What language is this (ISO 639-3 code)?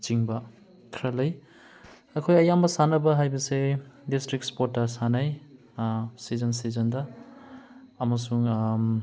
mni